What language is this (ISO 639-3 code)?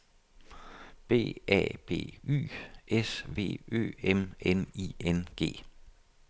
dan